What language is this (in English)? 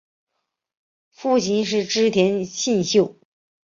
Chinese